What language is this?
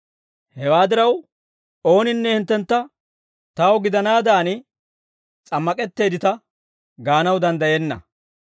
Dawro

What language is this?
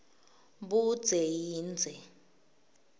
Swati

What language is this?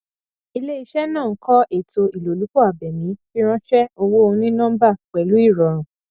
Yoruba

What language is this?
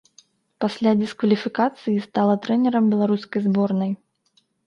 Belarusian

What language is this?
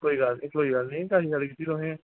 Dogri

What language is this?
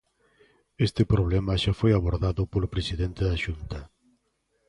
Galician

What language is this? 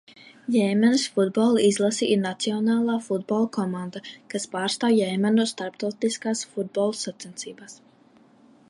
Latvian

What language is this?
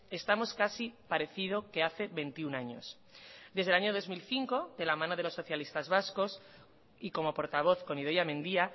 Spanish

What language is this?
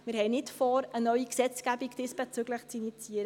Swiss German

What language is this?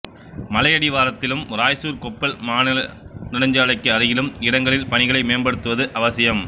Tamil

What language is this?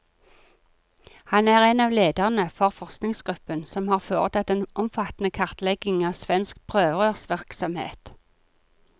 Norwegian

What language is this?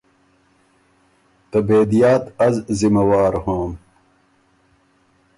Ormuri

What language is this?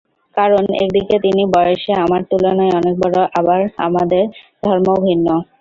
Bangla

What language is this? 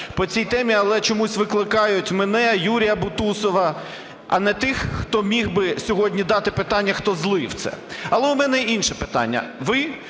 Ukrainian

